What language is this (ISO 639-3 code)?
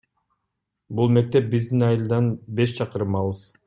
kir